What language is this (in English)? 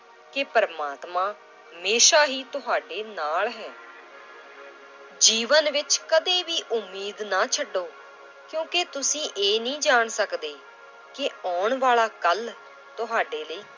Punjabi